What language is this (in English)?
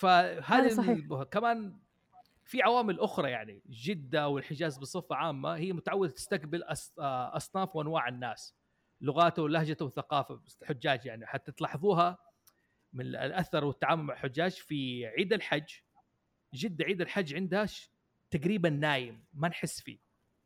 Arabic